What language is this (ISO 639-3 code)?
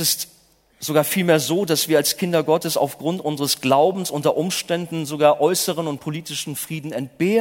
deu